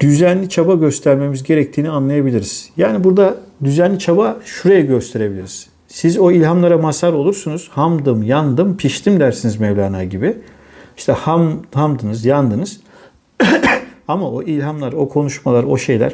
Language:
Turkish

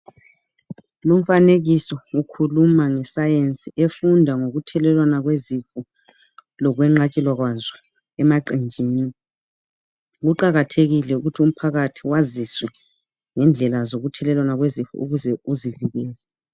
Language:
North Ndebele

